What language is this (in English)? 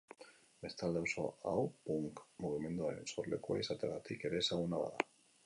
Basque